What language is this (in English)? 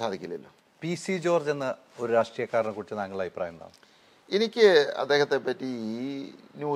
Malayalam